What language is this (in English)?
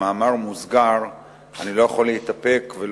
Hebrew